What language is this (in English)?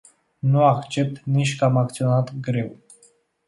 Romanian